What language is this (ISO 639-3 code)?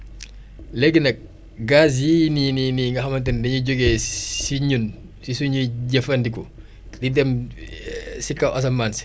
wol